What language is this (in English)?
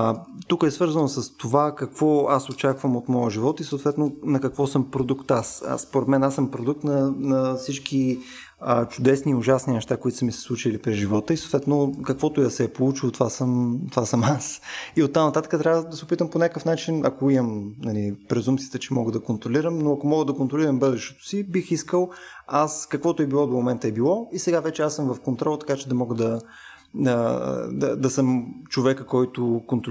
Bulgarian